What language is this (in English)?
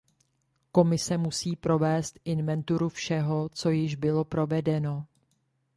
Czech